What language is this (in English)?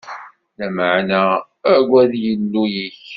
Kabyle